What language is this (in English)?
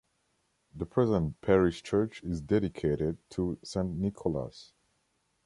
English